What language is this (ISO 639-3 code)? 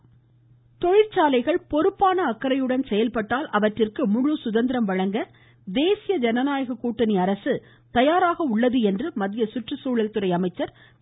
tam